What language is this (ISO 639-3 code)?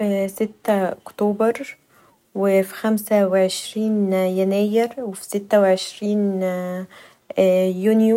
arz